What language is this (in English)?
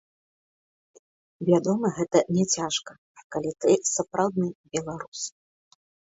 Belarusian